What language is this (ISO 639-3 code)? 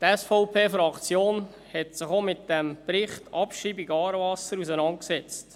gsw